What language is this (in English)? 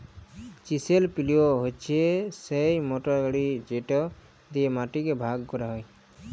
Bangla